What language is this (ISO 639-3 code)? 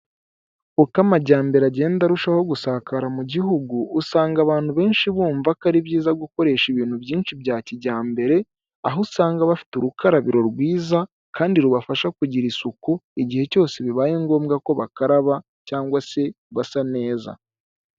kin